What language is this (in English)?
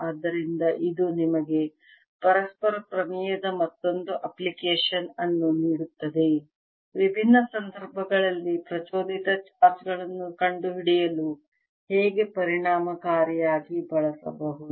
Kannada